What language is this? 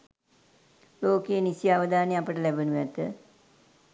Sinhala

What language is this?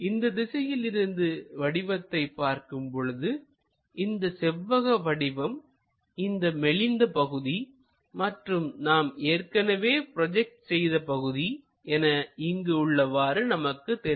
Tamil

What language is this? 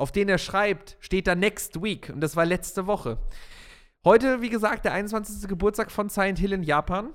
German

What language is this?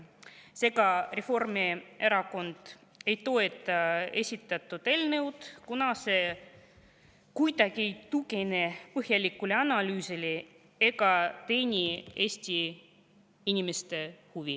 Estonian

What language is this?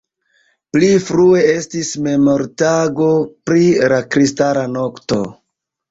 Esperanto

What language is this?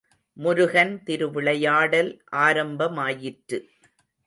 Tamil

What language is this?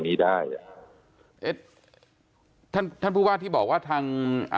Thai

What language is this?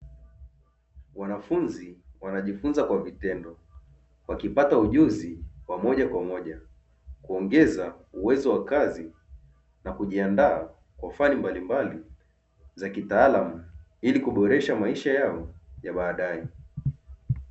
Swahili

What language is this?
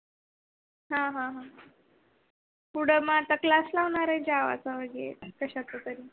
Marathi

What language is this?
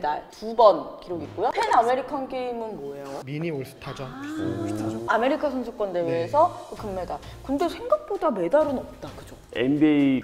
Korean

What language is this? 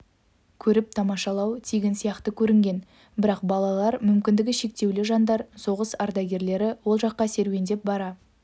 Kazakh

